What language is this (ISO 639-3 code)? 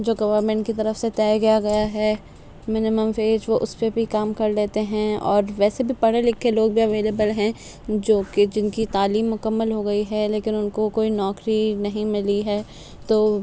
urd